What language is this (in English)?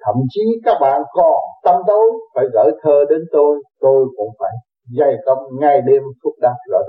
Vietnamese